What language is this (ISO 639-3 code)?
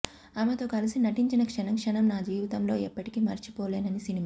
tel